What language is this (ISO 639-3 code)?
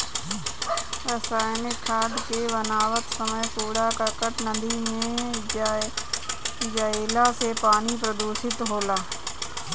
bho